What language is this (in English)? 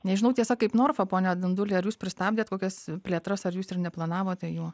Lithuanian